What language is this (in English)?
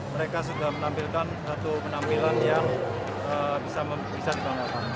Indonesian